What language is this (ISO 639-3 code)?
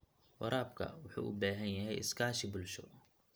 som